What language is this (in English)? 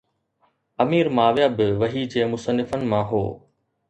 Sindhi